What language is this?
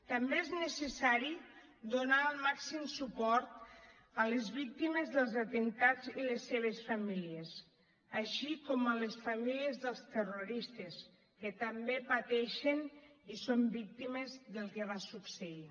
Catalan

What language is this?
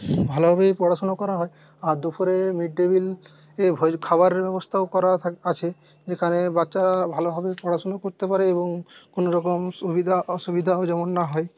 Bangla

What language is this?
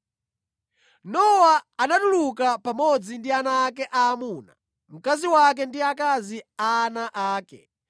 Nyanja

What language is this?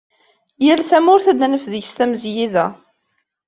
Kabyle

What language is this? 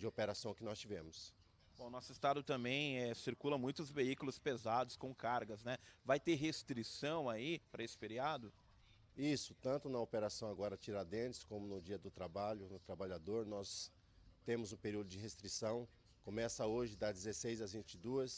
Portuguese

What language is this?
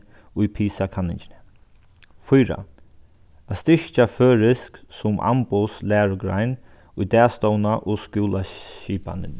Faroese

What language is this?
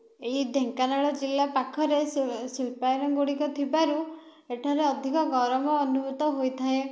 Odia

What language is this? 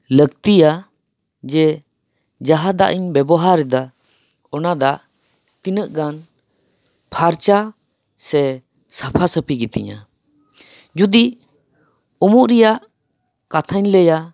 Santali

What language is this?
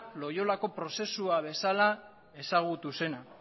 Basque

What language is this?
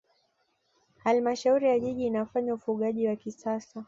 Swahili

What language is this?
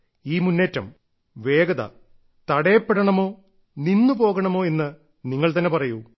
Malayalam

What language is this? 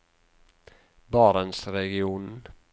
Norwegian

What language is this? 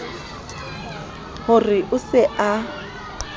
Southern Sotho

